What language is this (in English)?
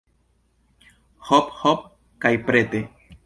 Esperanto